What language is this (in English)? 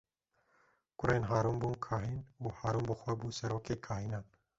Kurdish